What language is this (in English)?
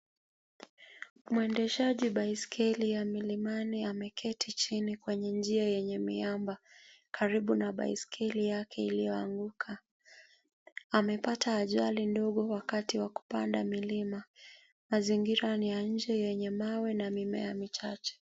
Swahili